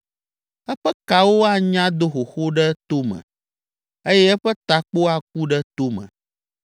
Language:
Ewe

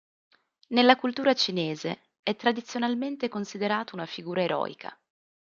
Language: Italian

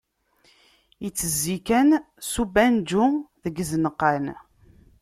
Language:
Kabyle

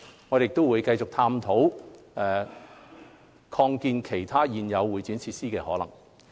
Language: Cantonese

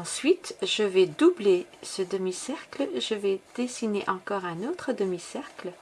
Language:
French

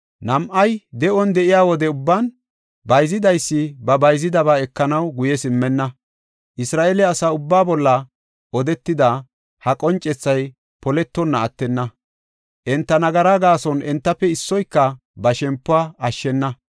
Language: Gofa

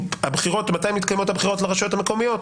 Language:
Hebrew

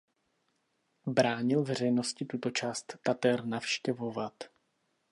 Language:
Czech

